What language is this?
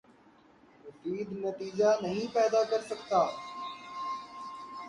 Urdu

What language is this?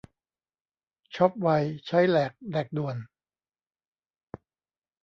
Thai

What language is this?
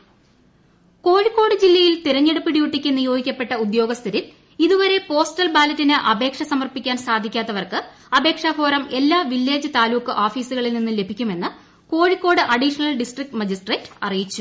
Malayalam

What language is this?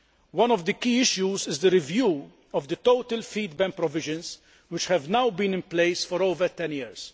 English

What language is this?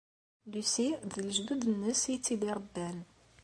Kabyle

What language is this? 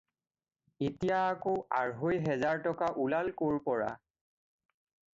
Assamese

